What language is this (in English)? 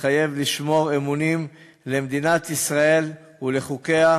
Hebrew